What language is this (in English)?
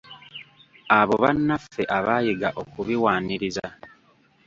Ganda